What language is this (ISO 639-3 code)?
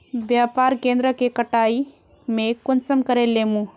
mag